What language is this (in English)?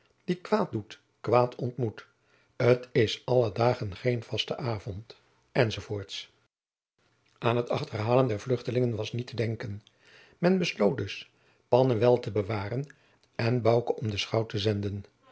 Dutch